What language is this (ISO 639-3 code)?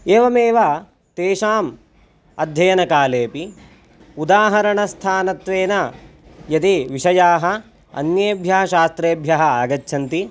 san